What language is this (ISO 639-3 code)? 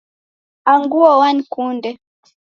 dav